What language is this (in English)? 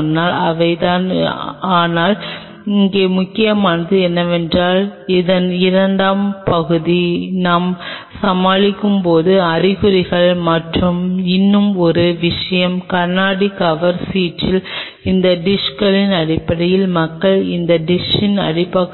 Tamil